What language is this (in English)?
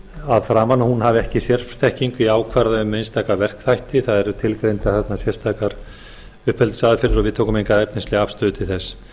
Icelandic